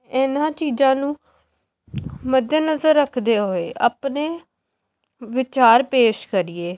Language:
Punjabi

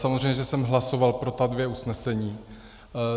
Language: Czech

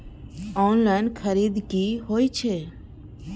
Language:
Maithili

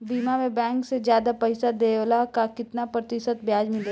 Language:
Bhojpuri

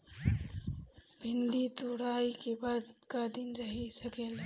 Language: Bhojpuri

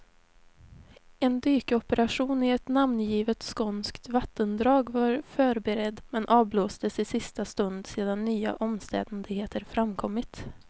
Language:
Swedish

